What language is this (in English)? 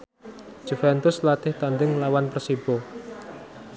Javanese